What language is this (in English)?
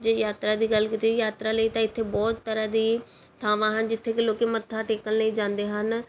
Punjabi